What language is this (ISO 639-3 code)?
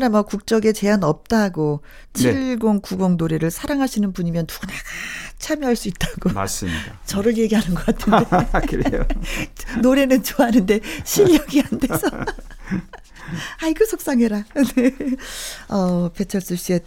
kor